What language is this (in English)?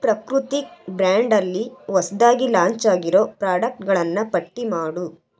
Kannada